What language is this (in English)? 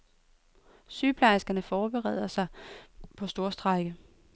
Danish